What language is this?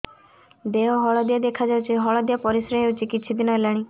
Odia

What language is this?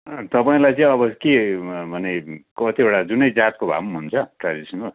Nepali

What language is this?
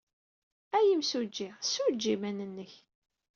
Kabyle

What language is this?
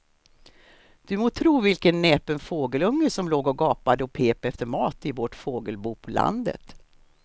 Swedish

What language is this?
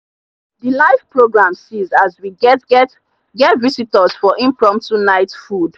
Nigerian Pidgin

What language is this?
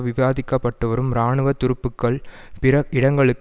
Tamil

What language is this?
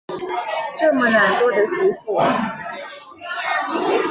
Chinese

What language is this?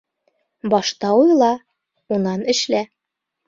Bashkir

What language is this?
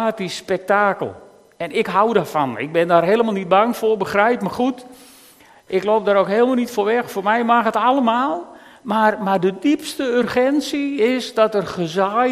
Dutch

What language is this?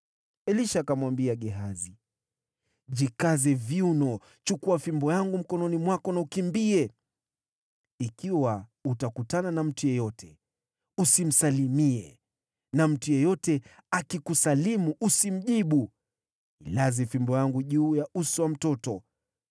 Swahili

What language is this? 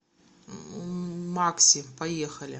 Russian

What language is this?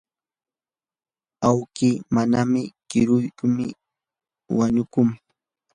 Yanahuanca Pasco Quechua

